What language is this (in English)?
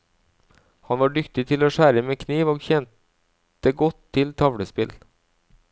Norwegian